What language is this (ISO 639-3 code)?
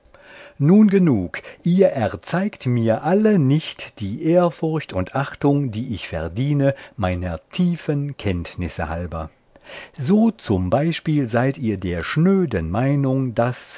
deu